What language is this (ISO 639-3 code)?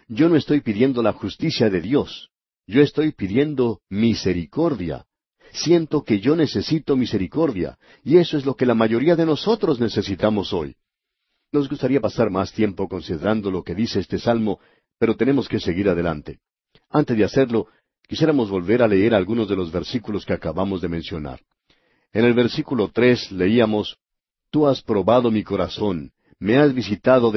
spa